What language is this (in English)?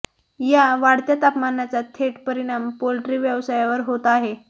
Marathi